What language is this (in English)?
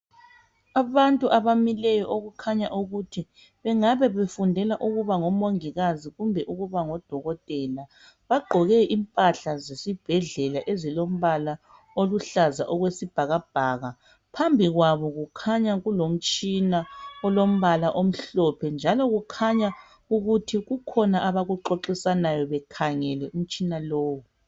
North Ndebele